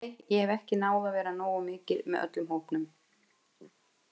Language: Icelandic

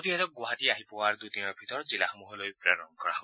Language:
Assamese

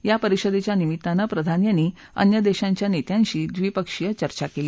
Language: Marathi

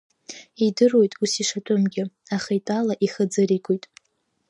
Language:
Abkhazian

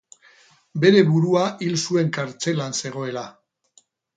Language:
Basque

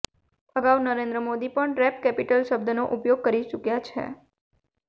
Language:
Gujarati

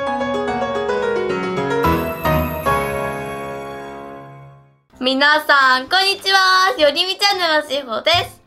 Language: Japanese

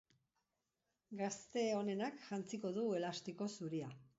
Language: Basque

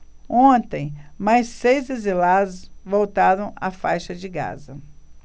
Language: Portuguese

